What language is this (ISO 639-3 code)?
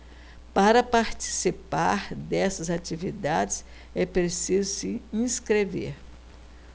por